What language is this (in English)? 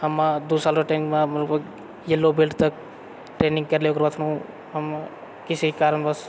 Maithili